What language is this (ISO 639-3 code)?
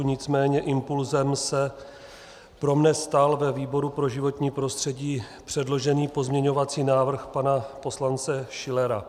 ces